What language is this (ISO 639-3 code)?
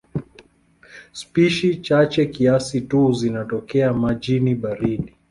swa